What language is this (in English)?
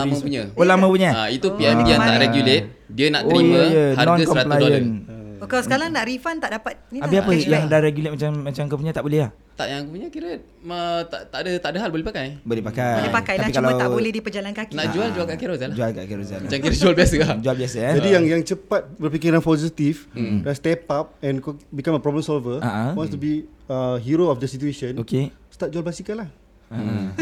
Malay